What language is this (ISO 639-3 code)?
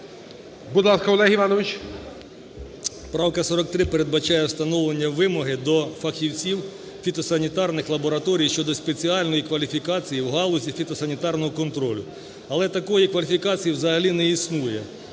ukr